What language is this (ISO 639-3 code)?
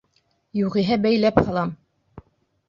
bak